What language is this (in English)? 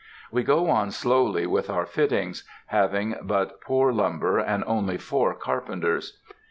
English